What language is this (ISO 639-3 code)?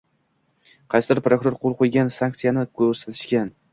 uzb